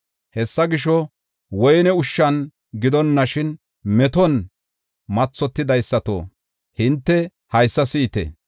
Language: Gofa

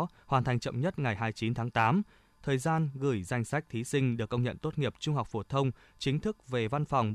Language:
Vietnamese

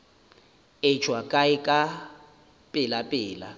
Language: Northern Sotho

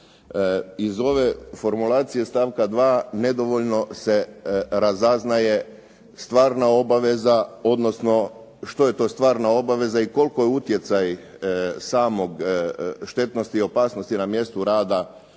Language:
Croatian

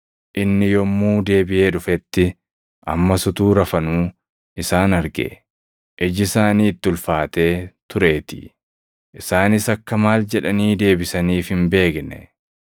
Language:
Oromo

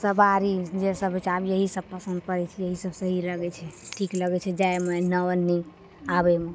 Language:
Maithili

